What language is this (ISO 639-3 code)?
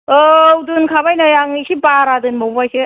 brx